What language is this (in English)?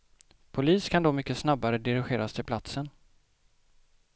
Swedish